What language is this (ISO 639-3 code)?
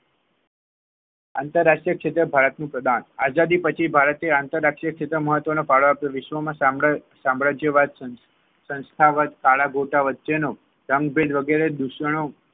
guj